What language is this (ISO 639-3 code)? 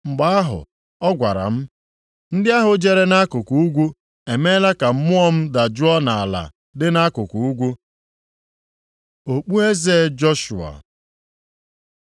ibo